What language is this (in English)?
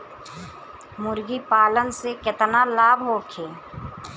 Bhojpuri